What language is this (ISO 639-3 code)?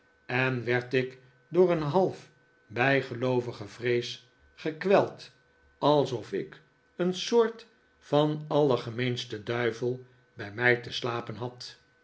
nld